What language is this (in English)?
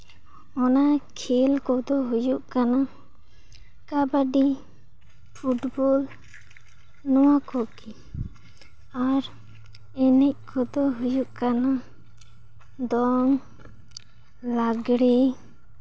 Santali